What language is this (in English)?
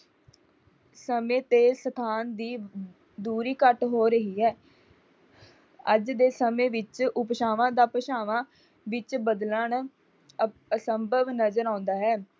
Punjabi